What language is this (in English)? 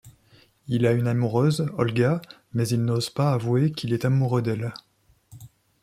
French